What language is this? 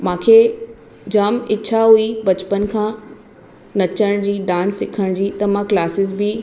Sindhi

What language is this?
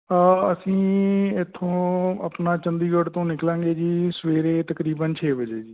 Punjabi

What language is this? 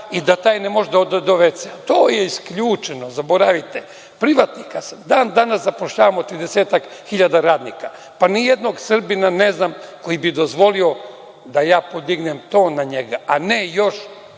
Serbian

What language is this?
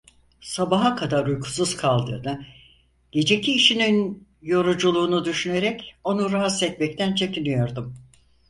Turkish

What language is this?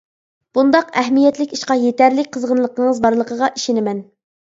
Uyghur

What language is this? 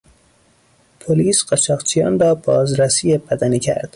Persian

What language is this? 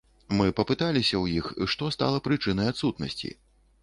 Belarusian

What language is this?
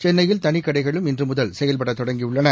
Tamil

